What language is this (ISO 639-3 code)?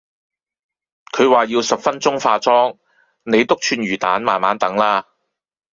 yue